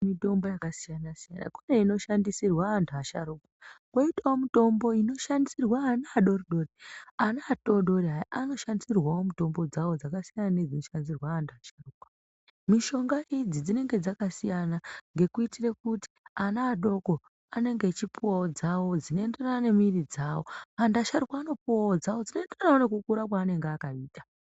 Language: Ndau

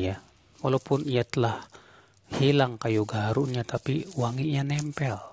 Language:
Indonesian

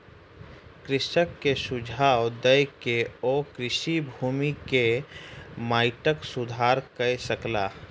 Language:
Maithili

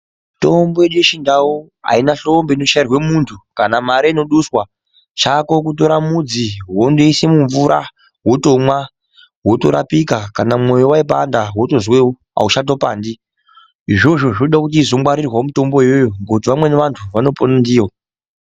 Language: Ndau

